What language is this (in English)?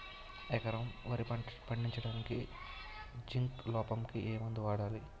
Telugu